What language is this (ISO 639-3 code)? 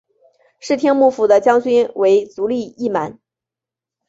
zho